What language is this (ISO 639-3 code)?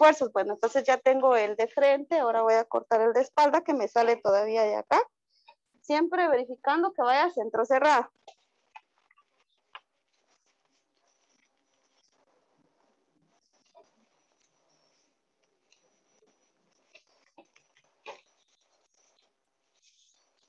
spa